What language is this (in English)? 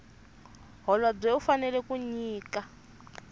Tsonga